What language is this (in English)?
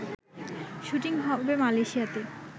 Bangla